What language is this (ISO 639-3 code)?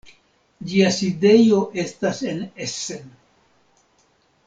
epo